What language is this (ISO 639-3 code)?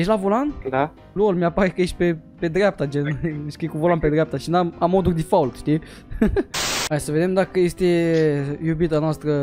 ron